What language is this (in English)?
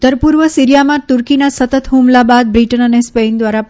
Gujarati